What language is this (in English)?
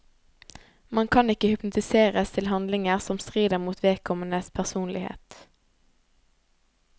Norwegian